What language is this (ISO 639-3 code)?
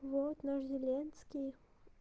rus